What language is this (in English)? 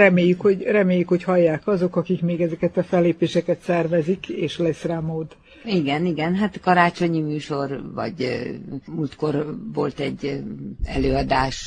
Hungarian